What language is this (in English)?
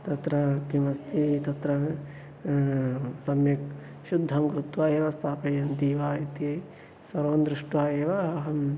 Sanskrit